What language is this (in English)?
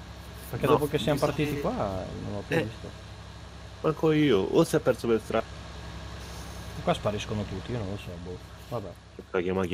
Italian